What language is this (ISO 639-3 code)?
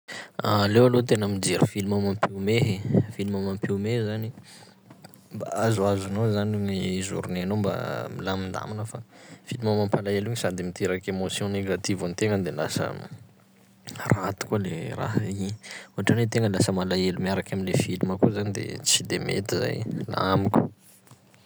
skg